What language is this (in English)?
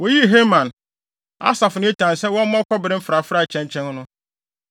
Akan